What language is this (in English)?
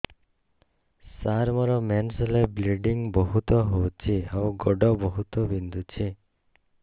Odia